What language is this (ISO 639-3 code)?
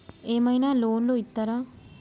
tel